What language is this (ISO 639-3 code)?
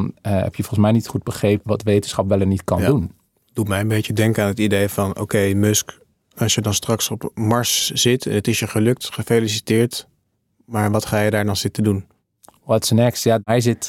nld